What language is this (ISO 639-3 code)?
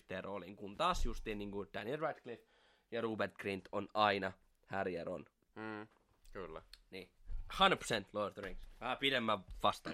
fin